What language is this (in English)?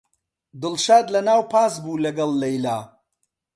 Central Kurdish